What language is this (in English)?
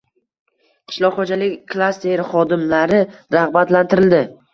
Uzbek